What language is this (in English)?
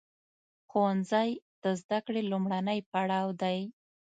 Pashto